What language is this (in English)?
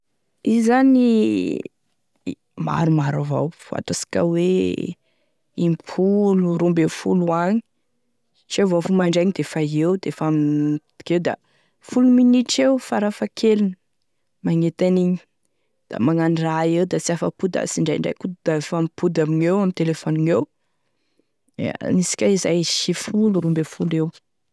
Tesaka Malagasy